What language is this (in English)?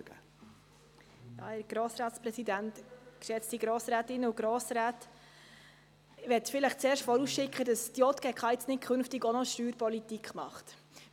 Swiss German